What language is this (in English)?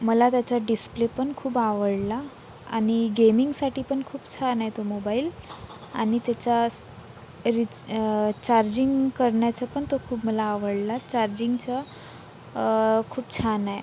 Marathi